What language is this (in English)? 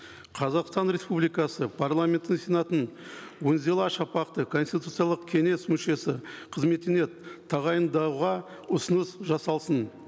Kazakh